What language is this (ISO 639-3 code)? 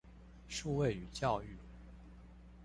zho